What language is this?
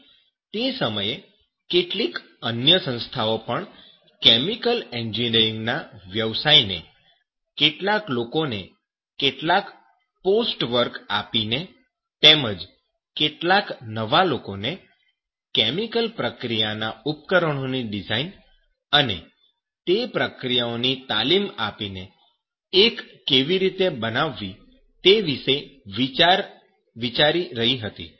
Gujarati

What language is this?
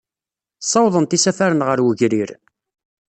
Kabyle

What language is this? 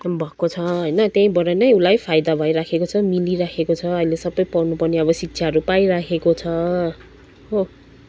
Nepali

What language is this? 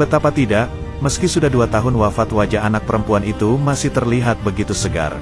Indonesian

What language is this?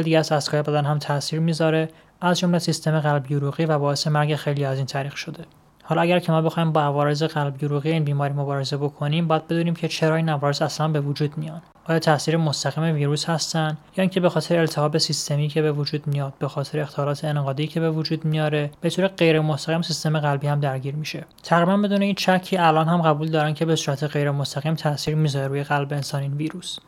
Persian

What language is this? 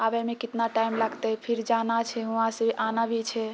Maithili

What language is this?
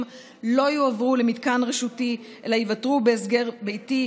Hebrew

